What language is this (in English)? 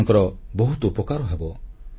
Odia